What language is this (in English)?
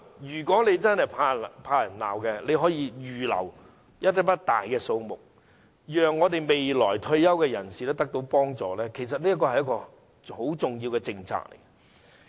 Cantonese